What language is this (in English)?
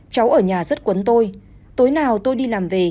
Vietnamese